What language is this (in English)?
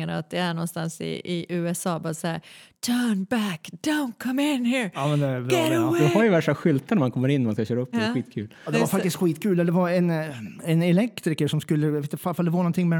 Swedish